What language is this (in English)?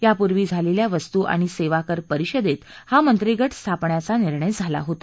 Marathi